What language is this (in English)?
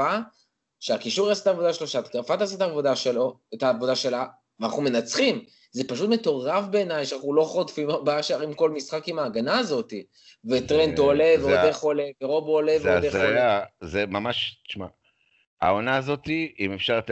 Hebrew